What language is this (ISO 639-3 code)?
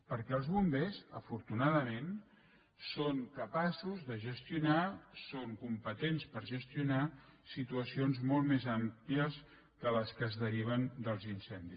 cat